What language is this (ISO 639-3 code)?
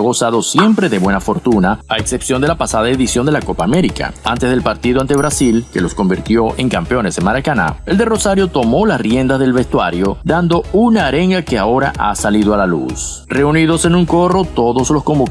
spa